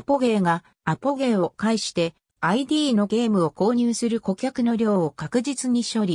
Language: Japanese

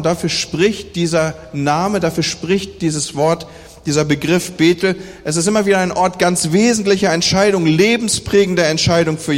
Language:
German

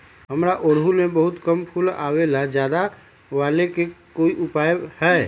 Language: Magahi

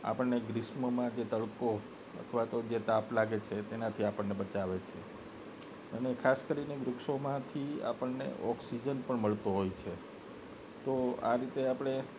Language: Gujarati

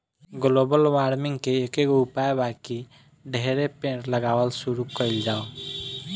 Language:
Bhojpuri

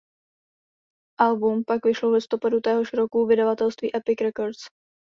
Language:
Czech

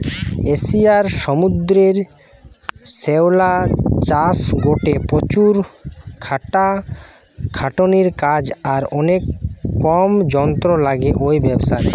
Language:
Bangla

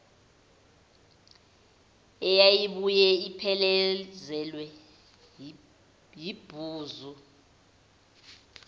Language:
Zulu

